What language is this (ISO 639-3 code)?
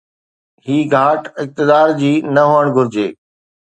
snd